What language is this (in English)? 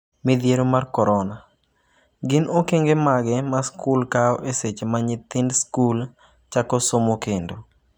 Luo (Kenya and Tanzania)